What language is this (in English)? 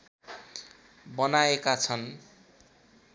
Nepali